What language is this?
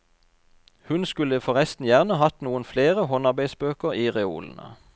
Norwegian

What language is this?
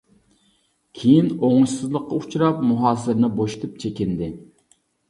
Uyghur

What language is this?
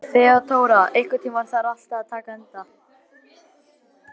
Icelandic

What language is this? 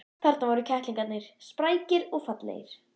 Icelandic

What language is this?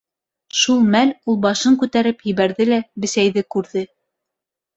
Bashkir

